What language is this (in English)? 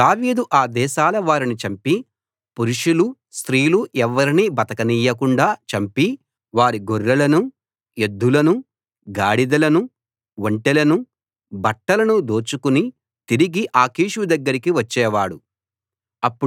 Telugu